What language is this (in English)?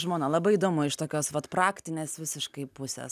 Lithuanian